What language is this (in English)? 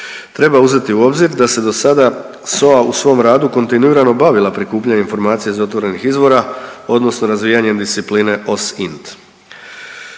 Croatian